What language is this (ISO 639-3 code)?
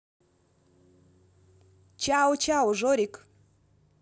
rus